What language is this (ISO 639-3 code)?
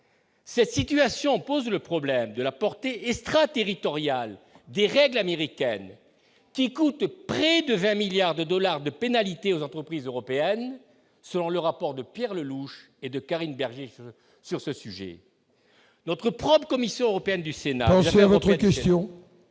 fra